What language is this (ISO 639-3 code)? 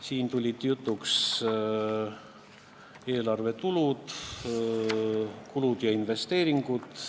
est